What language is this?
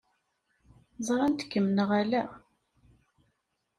Kabyle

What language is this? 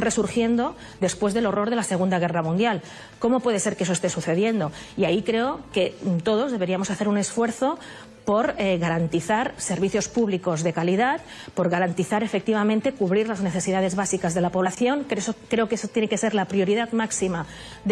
Spanish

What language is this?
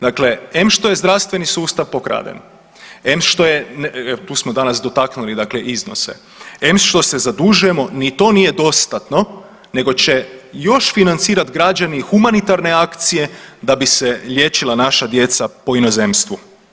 Croatian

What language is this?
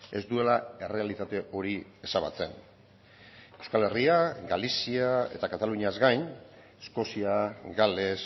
Basque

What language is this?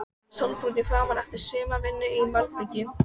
Icelandic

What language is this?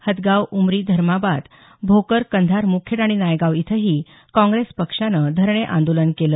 Marathi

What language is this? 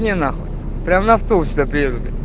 Russian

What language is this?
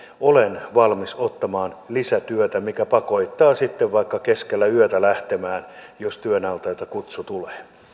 Finnish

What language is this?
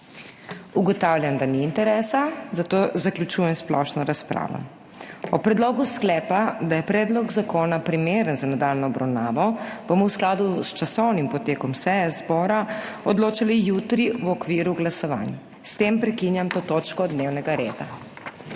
Slovenian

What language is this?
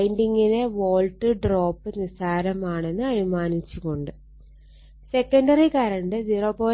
Malayalam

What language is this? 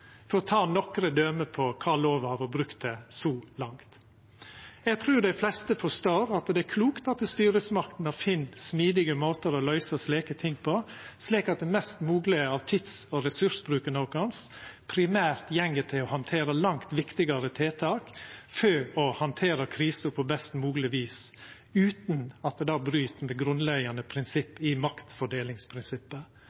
Norwegian Nynorsk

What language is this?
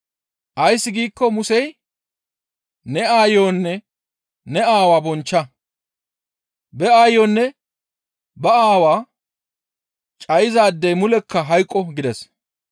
Gamo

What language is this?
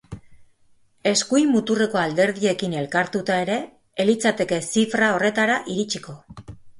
Basque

